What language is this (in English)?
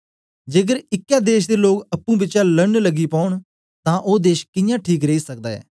Dogri